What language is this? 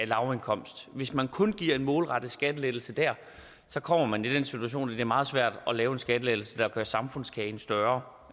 Danish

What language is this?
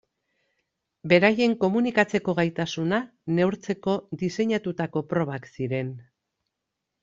Basque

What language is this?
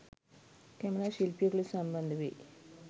Sinhala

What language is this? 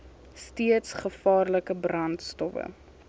Afrikaans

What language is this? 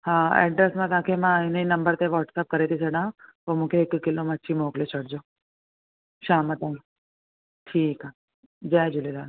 Sindhi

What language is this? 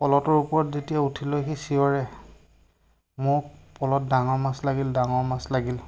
Assamese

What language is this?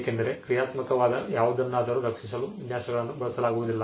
Kannada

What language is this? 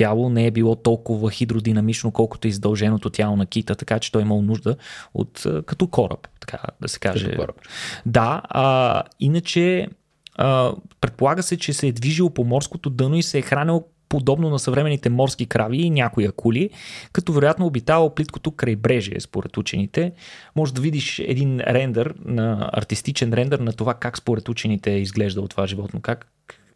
Bulgarian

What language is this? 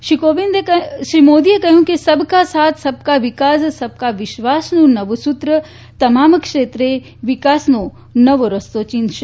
Gujarati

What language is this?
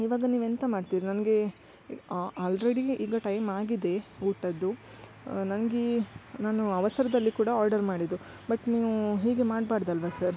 Kannada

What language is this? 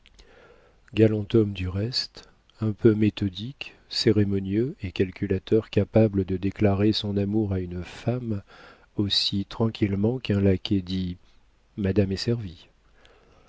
French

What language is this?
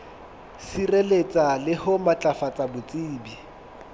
Southern Sotho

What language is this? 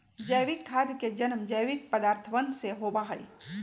Magahi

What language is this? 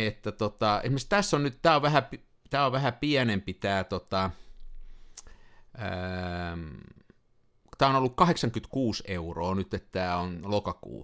Finnish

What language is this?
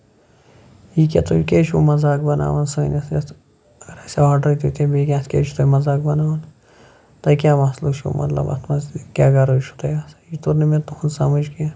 Kashmiri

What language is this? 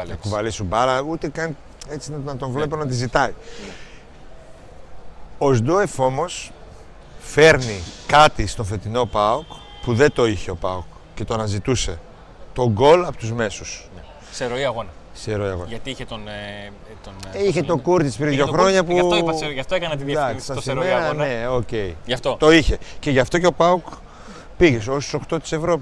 Greek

